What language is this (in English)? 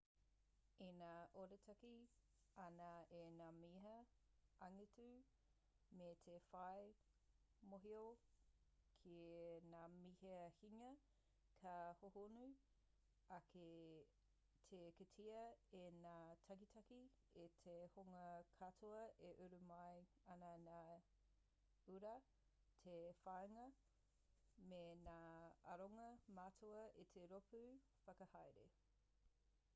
Māori